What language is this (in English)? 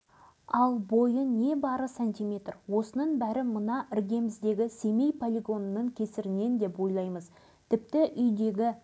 Kazakh